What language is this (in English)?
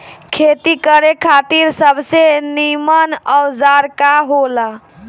Bhojpuri